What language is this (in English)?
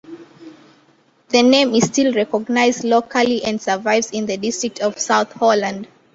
English